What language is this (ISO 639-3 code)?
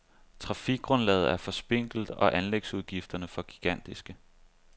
dan